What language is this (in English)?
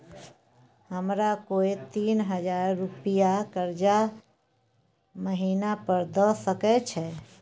Maithili